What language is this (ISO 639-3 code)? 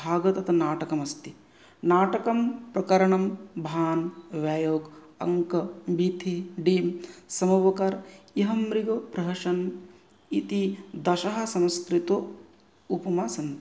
san